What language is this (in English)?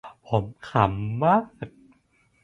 Thai